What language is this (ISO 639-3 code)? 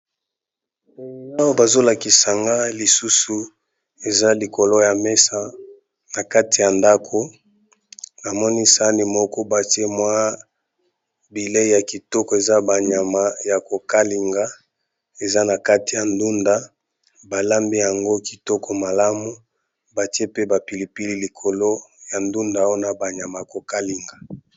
lin